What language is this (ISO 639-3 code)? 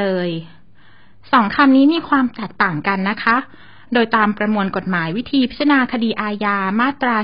tha